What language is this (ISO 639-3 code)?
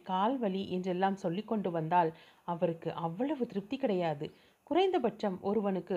tam